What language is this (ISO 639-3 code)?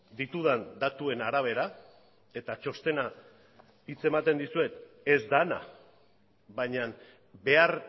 eus